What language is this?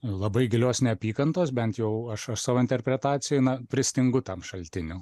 Lithuanian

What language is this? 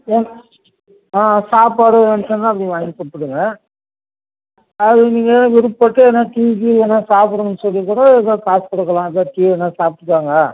Tamil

